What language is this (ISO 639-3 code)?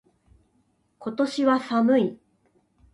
jpn